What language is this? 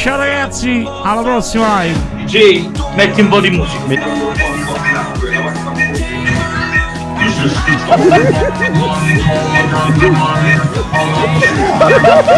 Italian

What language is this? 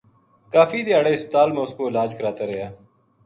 Gujari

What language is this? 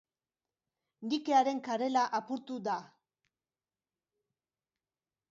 Basque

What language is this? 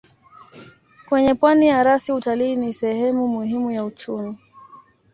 Swahili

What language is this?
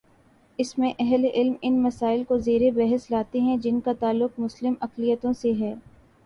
Urdu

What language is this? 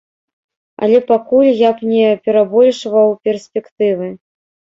Belarusian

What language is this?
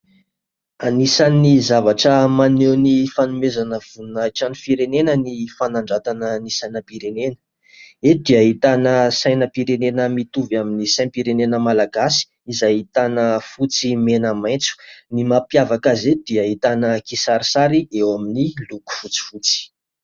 Malagasy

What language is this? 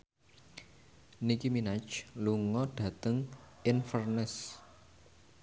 Javanese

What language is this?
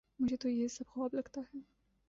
Urdu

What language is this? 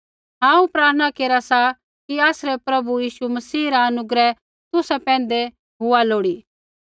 Kullu Pahari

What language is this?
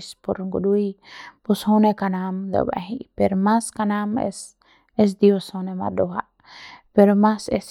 Central Pame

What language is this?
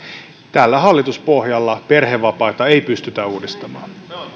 Finnish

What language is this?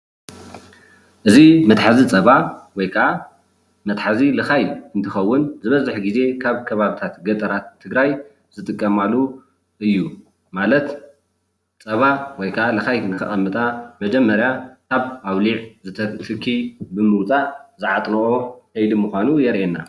Tigrinya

